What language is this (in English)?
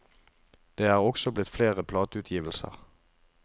Norwegian